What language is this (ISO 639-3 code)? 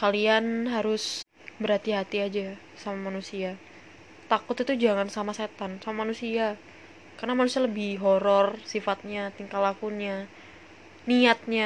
ind